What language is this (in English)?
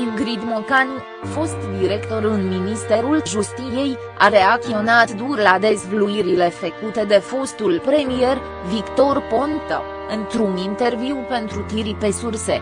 Romanian